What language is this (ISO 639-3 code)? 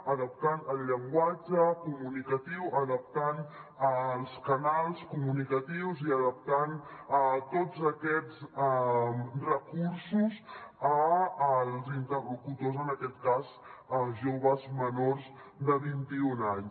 cat